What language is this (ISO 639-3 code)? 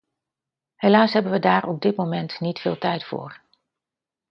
nld